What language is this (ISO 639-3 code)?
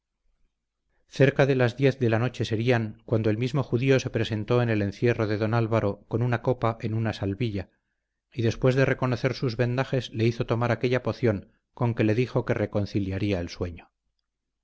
spa